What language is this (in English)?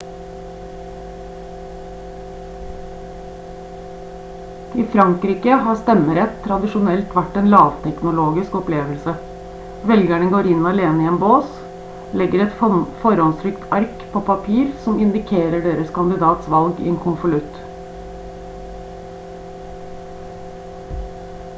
Norwegian Bokmål